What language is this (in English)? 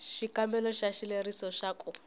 Tsonga